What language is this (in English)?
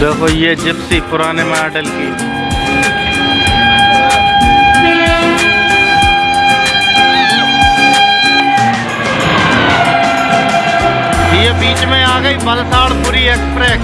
Hindi